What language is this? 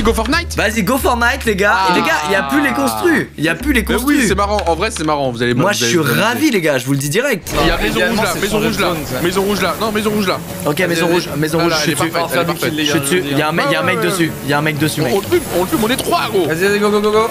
French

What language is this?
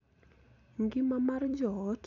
Luo (Kenya and Tanzania)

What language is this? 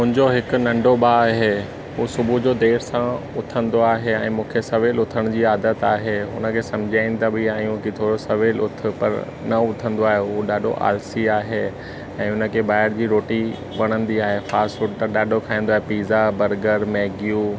Sindhi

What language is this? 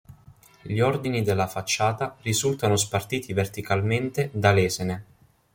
Italian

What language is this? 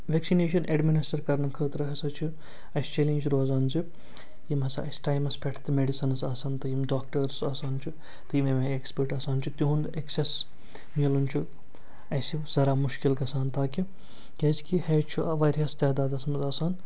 Kashmiri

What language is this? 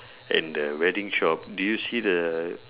English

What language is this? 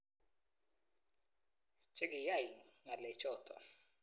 Kalenjin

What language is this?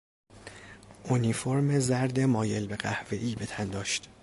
Persian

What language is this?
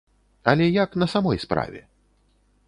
Belarusian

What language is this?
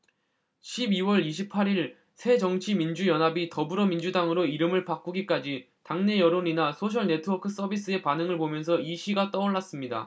Korean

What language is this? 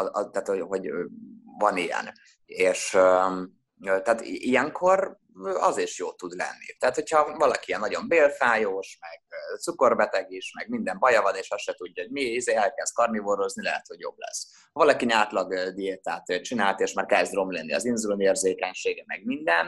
Hungarian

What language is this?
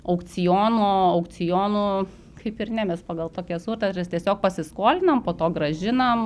Lithuanian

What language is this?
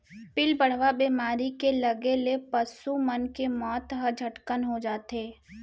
Chhattisgarhi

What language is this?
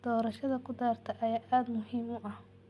Somali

